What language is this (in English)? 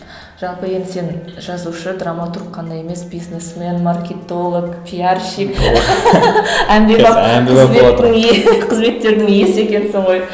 Kazakh